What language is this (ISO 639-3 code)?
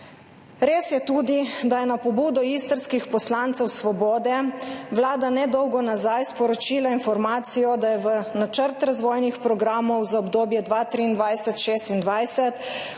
slv